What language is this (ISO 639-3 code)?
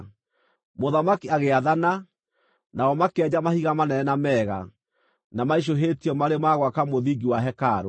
kik